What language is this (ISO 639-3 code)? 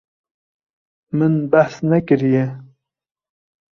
kur